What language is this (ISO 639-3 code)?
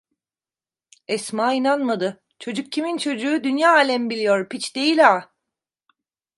tur